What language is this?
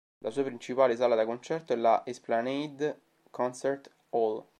Italian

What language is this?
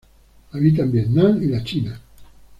Spanish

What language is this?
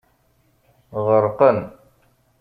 Kabyle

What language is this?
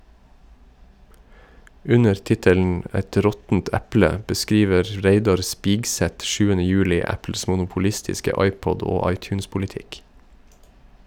Norwegian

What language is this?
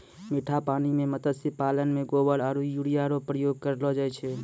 Maithili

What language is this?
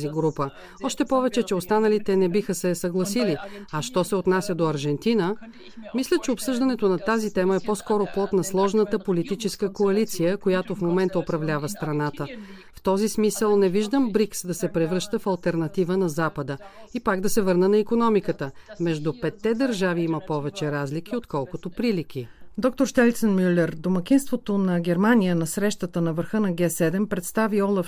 Bulgarian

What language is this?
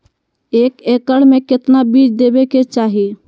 Magahi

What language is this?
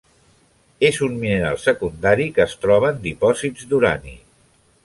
Catalan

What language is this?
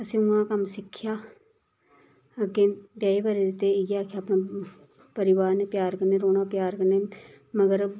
Dogri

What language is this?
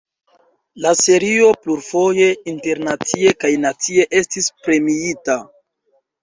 Esperanto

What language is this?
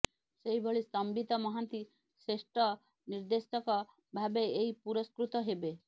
Odia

